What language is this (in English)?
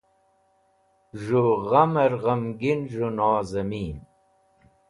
Wakhi